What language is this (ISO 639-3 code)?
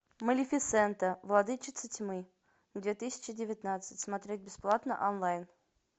rus